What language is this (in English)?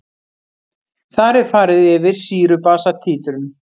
Icelandic